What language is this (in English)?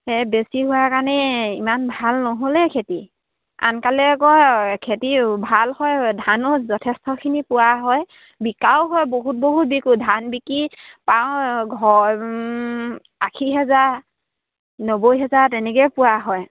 Assamese